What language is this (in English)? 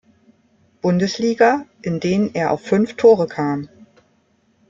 German